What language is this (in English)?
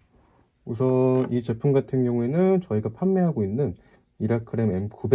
Korean